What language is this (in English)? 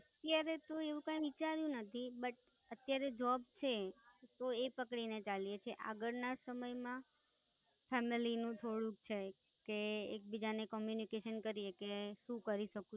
Gujarati